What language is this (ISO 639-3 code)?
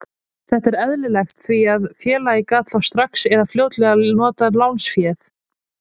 isl